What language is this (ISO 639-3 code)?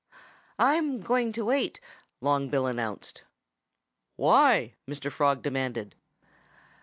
eng